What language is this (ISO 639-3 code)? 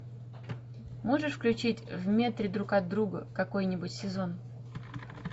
rus